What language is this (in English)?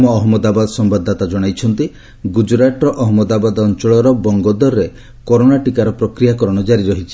Odia